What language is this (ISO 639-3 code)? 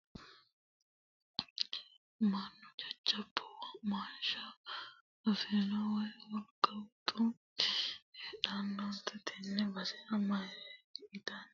sid